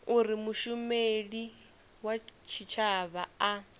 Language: Venda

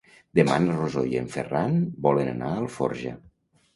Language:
Catalan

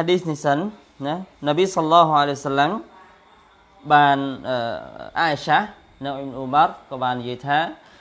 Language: Arabic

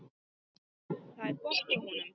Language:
Icelandic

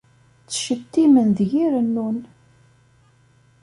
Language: Kabyle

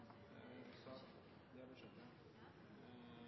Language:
Norwegian Nynorsk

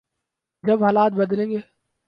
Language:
Urdu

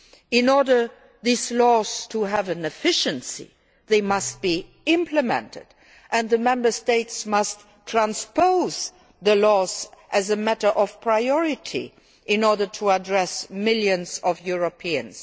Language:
English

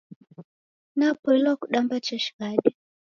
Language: Taita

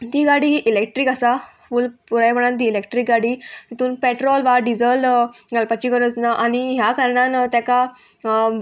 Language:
Konkani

